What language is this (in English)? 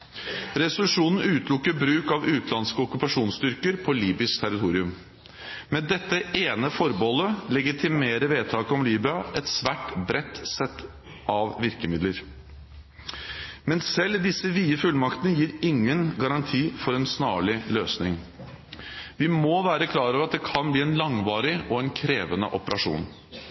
Norwegian Bokmål